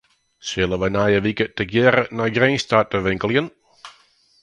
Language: Western Frisian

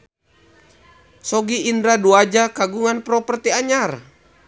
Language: Sundanese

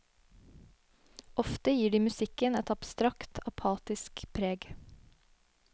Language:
Norwegian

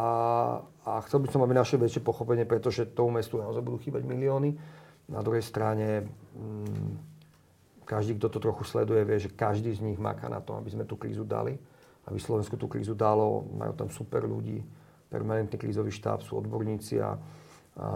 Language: Slovak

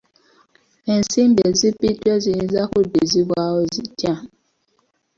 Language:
Ganda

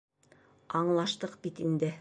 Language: Bashkir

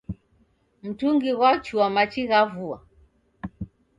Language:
Taita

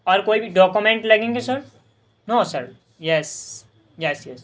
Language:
Urdu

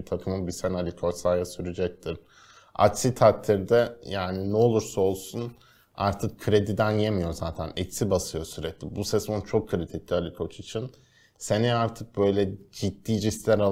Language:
Turkish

